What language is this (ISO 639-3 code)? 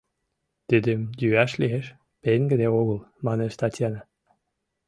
chm